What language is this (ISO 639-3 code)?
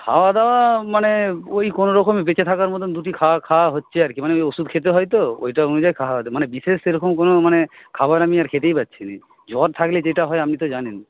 ben